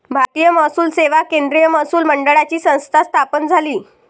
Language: Marathi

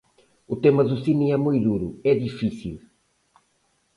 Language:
Galician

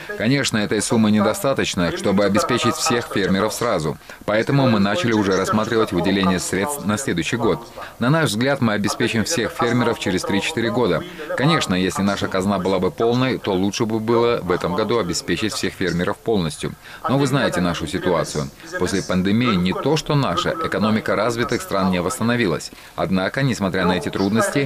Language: Russian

